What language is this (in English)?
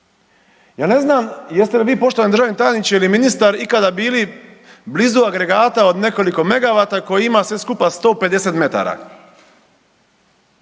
Croatian